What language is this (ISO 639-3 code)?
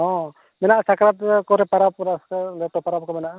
sat